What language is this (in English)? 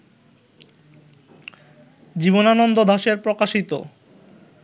Bangla